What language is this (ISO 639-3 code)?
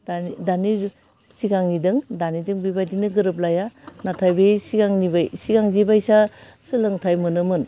brx